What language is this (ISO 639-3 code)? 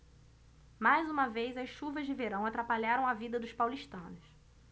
por